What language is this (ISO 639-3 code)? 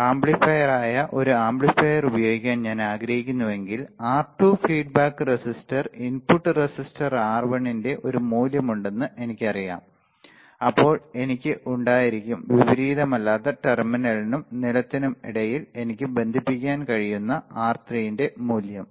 mal